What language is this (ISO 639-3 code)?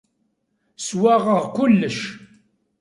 kab